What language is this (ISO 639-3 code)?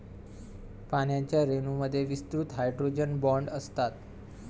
mar